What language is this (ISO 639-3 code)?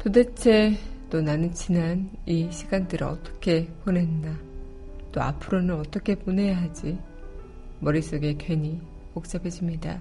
kor